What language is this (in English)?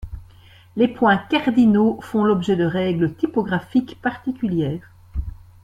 French